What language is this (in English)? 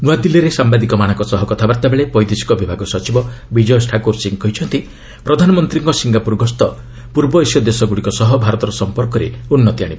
Odia